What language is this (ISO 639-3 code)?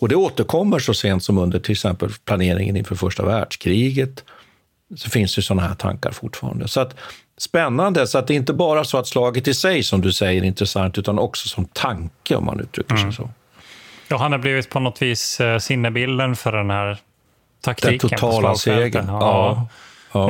swe